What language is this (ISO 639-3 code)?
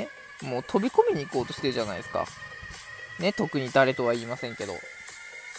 jpn